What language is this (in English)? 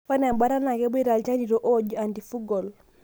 Masai